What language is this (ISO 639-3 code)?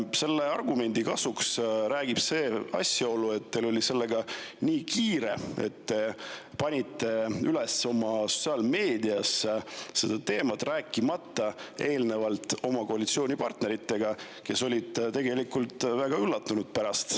est